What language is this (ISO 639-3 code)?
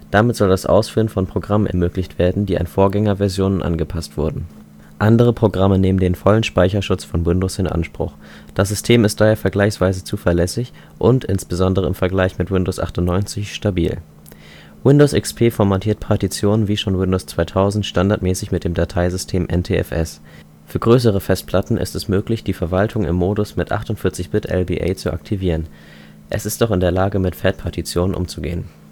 deu